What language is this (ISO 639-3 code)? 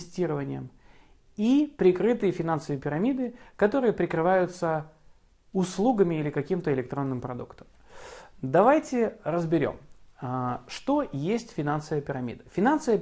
rus